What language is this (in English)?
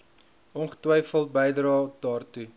Afrikaans